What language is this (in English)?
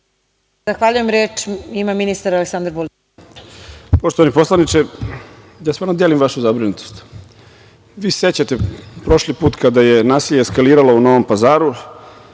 Serbian